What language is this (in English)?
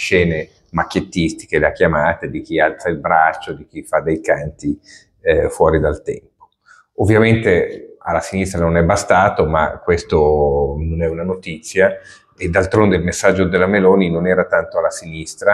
Italian